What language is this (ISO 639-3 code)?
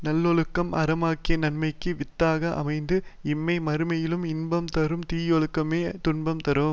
tam